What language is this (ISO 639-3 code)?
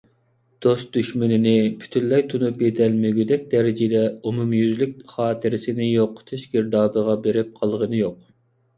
uig